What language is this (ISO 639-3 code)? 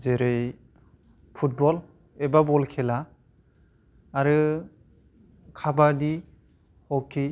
brx